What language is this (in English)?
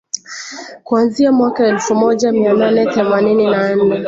Swahili